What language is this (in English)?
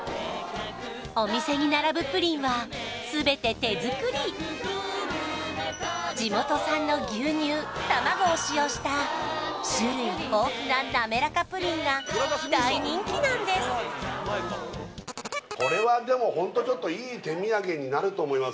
Japanese